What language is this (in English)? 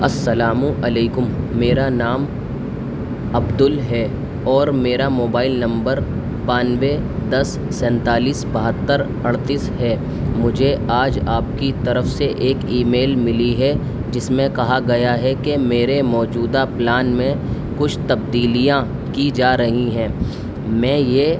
Urdu